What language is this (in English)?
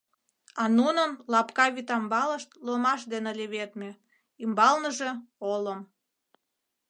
Mari